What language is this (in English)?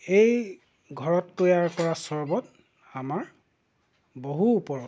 Assamese